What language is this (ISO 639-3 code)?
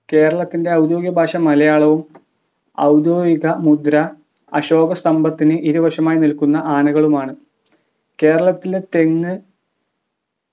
mal